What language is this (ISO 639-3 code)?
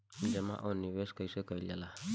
bho